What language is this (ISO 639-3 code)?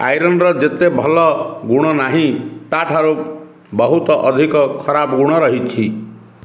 ori